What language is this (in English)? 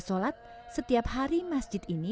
Indonesian